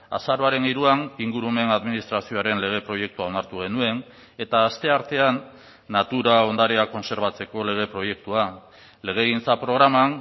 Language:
Basque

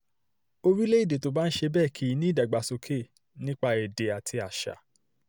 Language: Yoruba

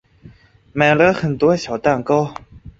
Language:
Chinese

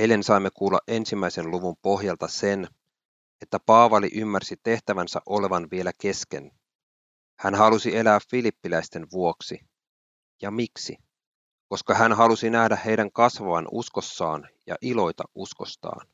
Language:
Finnish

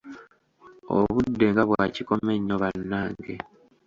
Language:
Ganda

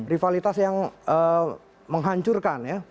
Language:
Indonesian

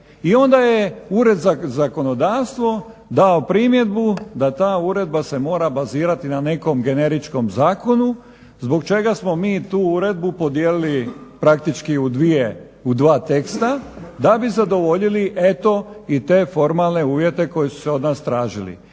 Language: Croatian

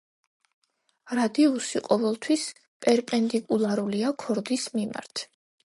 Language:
Georgian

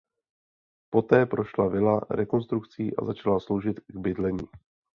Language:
Czech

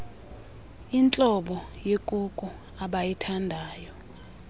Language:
Xhosa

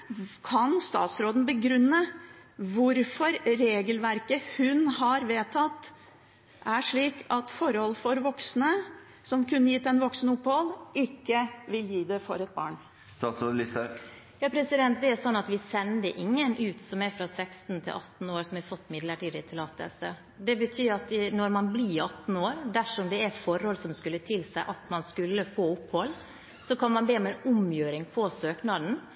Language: Norwegian Bokmål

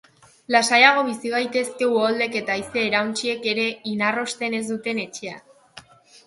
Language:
Basque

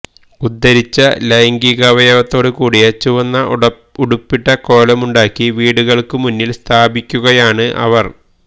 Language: Malayalam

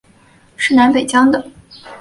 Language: Chinese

